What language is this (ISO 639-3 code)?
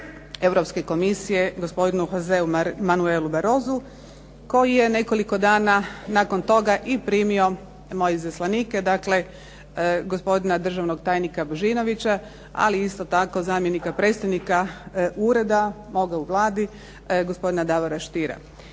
hrv